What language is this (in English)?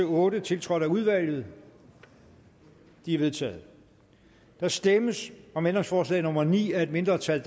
Danish